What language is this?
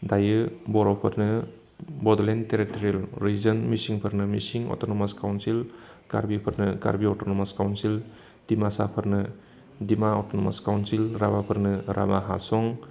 Bodo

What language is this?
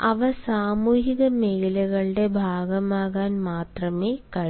Malayalam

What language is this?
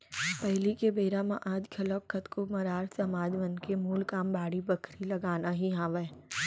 Chhattisgarhi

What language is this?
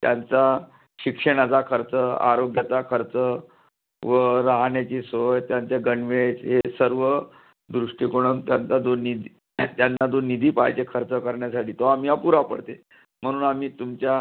Marathi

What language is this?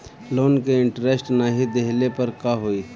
Bhojpuri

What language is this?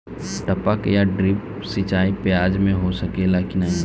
Bhojpuri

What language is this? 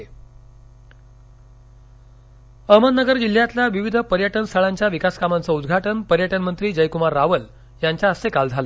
Marathi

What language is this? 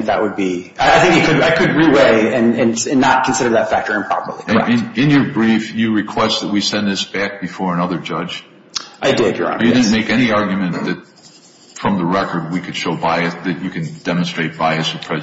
English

